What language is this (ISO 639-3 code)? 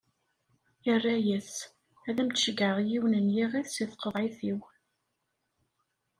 kab